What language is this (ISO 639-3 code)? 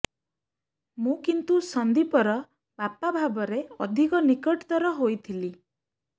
ori